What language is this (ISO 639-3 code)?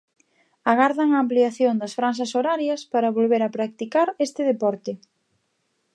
glg